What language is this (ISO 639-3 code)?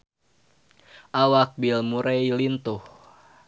sun